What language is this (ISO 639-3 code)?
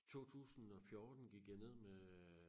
dan